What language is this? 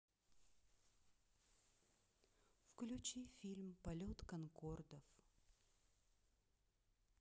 Russian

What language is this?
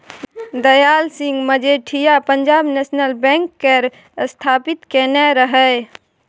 Maithili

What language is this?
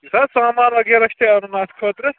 Kashmiri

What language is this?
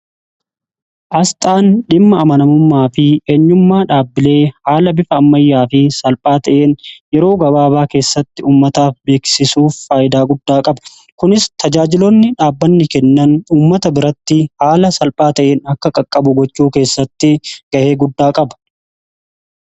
Oromo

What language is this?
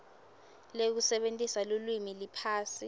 Swati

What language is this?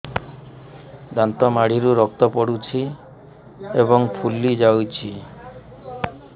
Odia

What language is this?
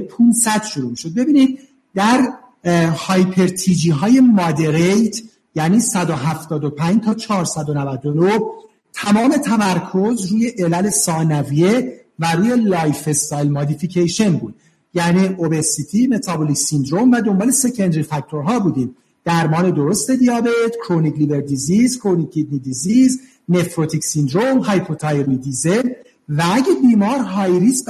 Persian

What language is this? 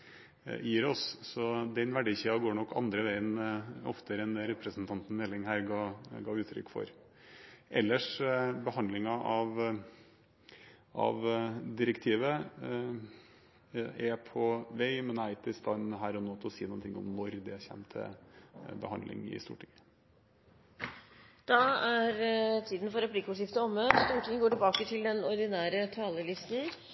Norwegian Bokmål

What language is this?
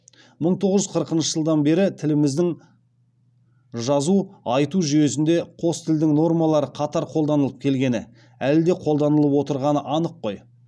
Kazakh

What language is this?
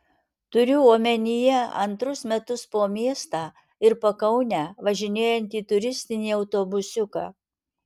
Lithuanian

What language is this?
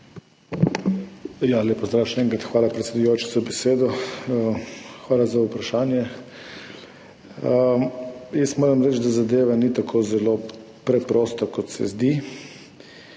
Slovenian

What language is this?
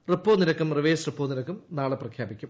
Malayalam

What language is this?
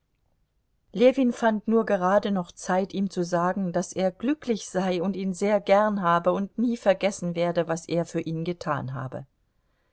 German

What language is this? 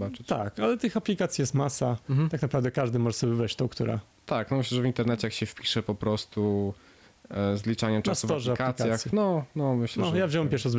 Polish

